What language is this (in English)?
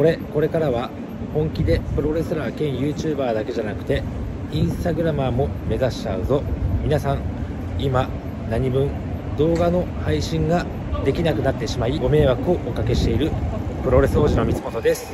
Japanese